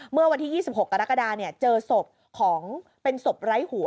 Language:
Thai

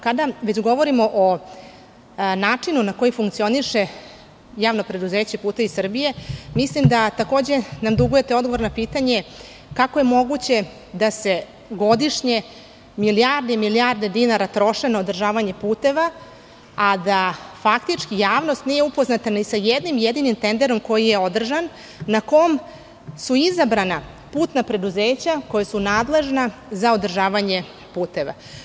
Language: Serbian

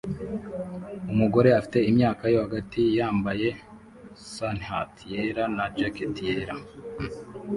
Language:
Kinyarwanda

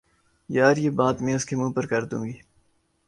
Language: Urdu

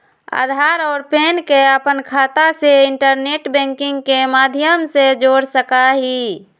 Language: Magahi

